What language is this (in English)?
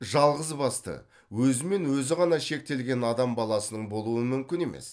Kazakh